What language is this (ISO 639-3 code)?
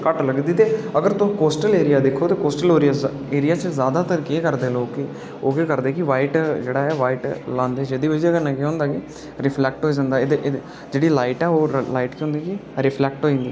doi